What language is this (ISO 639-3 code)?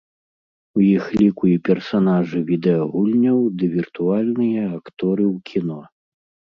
bel